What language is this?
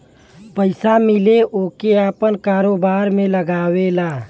Bhojpuri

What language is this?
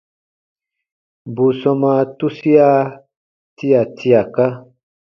Baatonum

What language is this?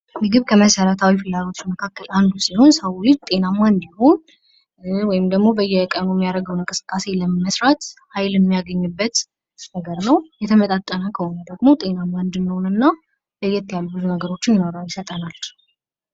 Amharic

